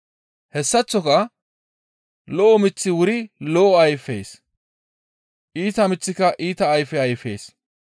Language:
Gamo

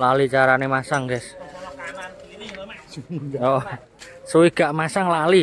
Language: Indonesian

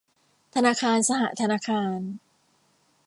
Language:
Thai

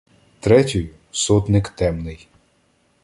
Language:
Ukrainian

